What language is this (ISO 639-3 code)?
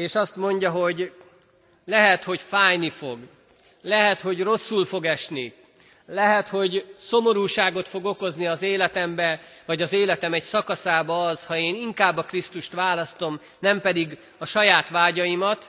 hun